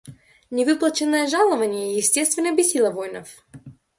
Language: Russian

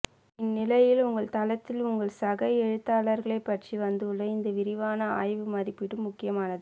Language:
Tamil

